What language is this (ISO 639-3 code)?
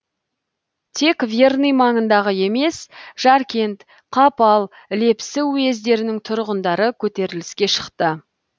kaz